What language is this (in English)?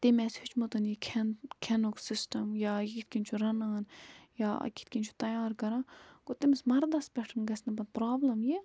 Kashmiri